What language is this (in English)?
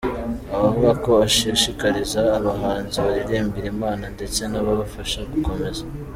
Kinyarwanda